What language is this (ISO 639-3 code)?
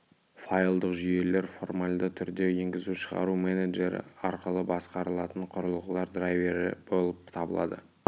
kaz